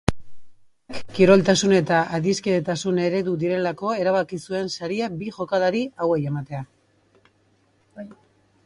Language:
Basque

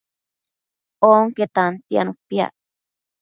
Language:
Matsés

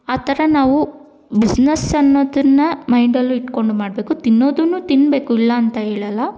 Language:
Kannada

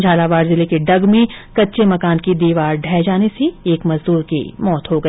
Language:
Hindi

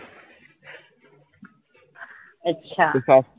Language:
Marathi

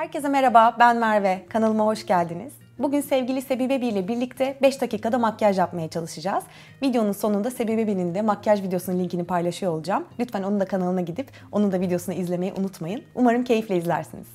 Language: Turkish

